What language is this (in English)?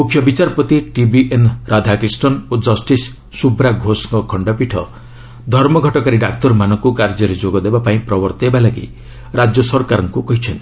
Odia